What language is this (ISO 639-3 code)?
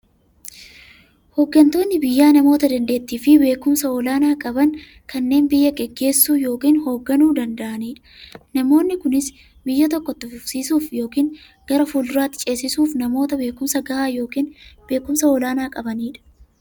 orm